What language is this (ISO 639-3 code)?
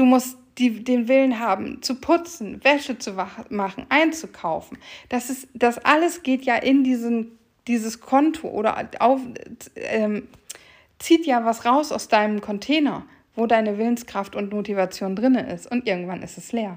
deu